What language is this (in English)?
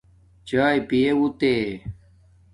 Domaaki